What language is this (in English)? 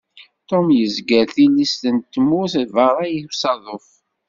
Kabyle